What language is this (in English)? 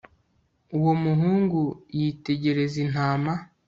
Kinyarwanda